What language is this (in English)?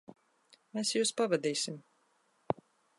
Latvian